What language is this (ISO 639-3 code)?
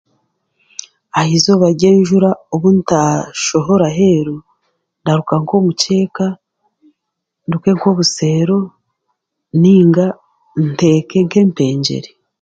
cgg